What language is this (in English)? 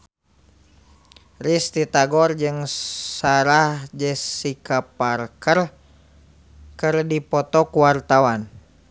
Sundanese